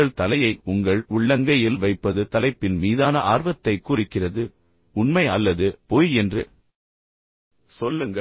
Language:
Tamil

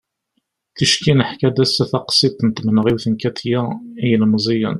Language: Kabyle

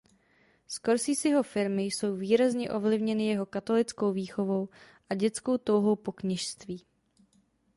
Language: Czech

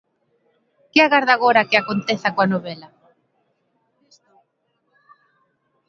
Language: Galician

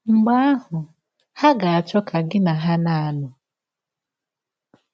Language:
Igbo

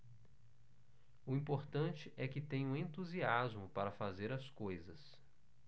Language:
Portuguese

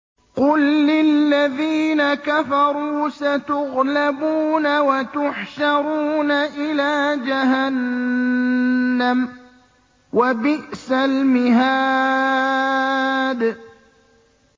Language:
Arabic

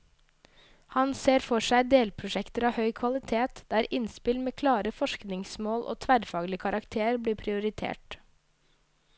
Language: Norwegian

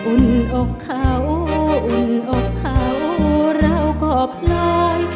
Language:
Thai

